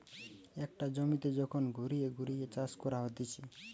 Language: Bangla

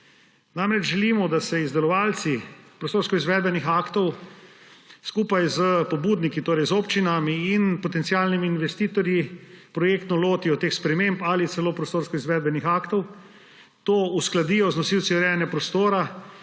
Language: Slovenian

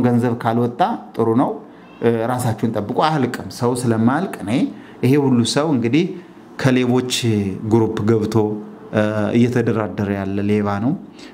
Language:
Arabic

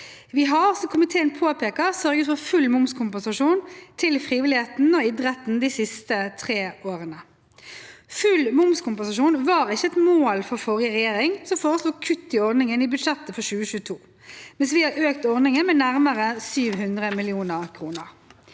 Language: Norwegian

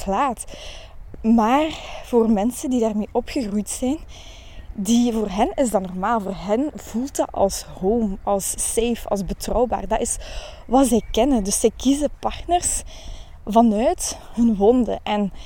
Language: Dutch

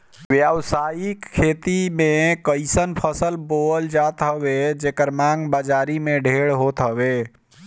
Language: Bhojpuri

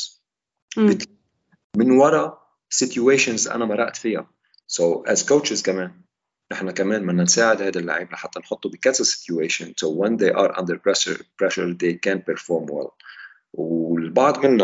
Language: Arabic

